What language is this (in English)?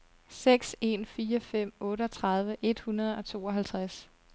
Danish